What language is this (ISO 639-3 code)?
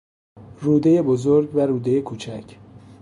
fas